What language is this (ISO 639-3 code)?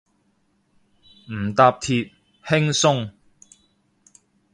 yue